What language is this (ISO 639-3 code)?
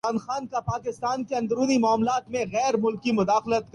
urd